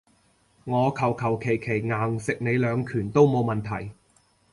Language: Cantonese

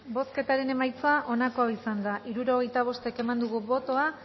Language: Basque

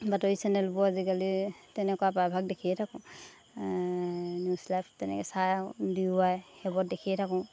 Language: Assamese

